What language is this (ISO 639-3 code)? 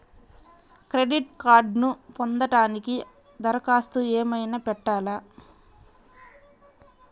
tel